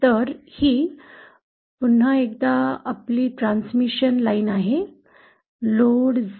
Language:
Marathi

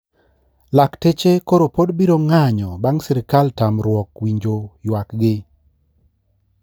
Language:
Luo (Kenya and Tanzania)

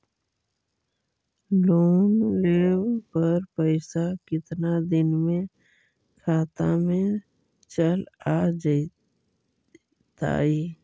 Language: Magahi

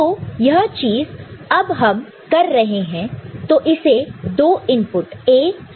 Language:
Hindi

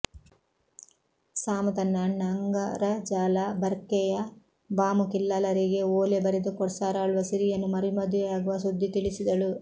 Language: Kannada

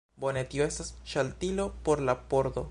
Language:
Esperanto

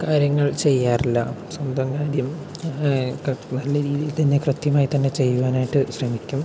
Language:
Malayalam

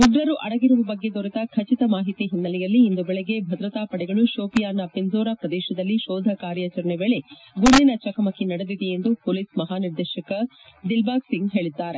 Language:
Kannada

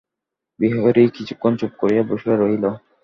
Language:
Bangla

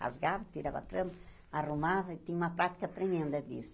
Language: Portuguese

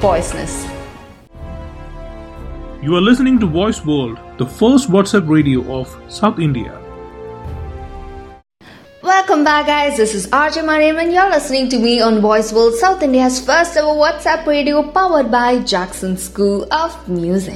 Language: Malayalam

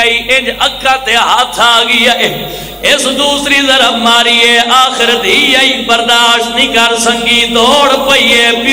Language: Arabic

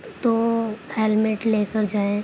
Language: Urdu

